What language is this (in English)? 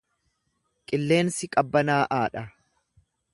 Oromo